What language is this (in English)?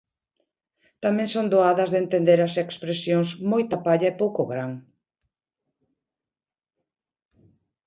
Galician